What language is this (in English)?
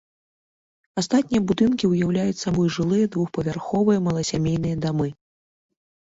Belarusian